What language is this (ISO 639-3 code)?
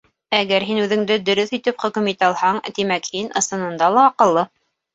bak